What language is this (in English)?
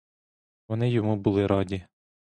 Ukrainian